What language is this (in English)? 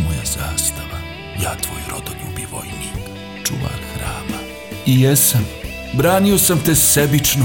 Croatian